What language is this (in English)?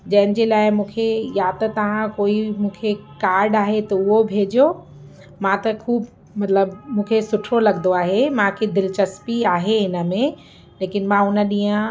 Sindhi